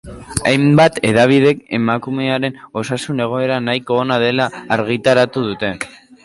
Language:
Basque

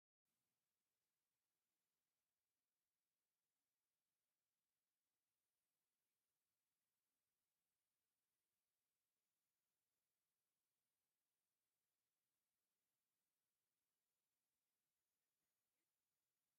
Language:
Tigrinya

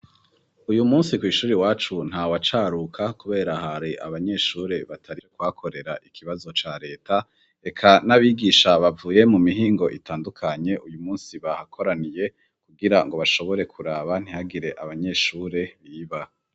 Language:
Rundi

